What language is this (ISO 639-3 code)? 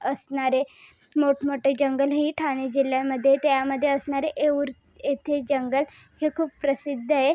mar